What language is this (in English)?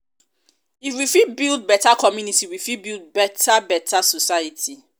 Nigerian Pidgin